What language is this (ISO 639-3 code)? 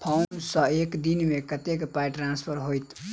mai